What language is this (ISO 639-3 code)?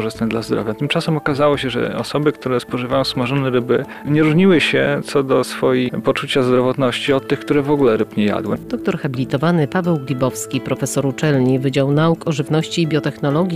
pol